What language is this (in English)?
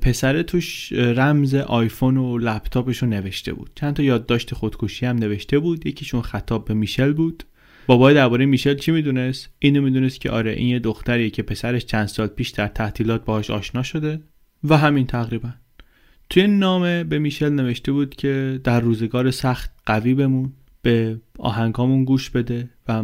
Persian